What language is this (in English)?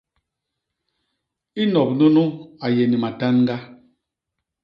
Basaa